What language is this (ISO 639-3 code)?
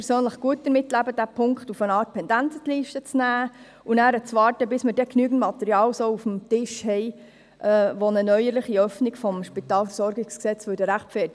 gsw